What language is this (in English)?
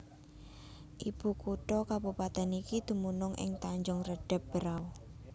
Javanese